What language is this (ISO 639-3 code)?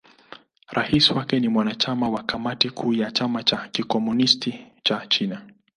swa